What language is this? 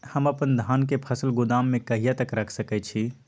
Maithili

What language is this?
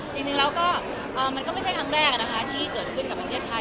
Thai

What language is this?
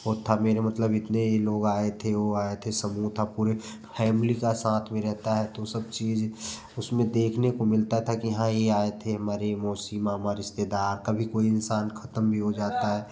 Hindi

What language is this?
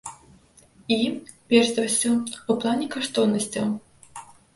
Belarusian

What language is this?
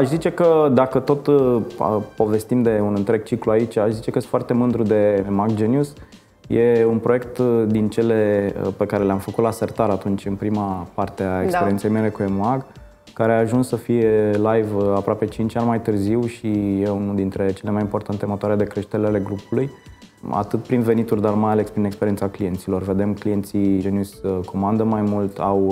Romanian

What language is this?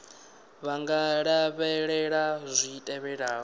Venda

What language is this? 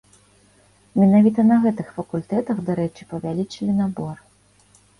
Belarusian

